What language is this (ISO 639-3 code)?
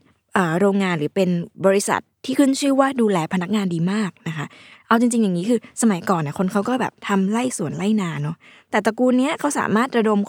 tha